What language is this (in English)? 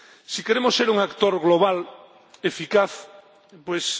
Spanish